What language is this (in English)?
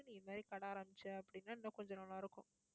Tamil